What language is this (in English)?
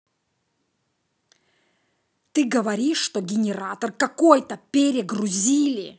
Russian